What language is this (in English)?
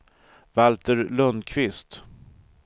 Swedish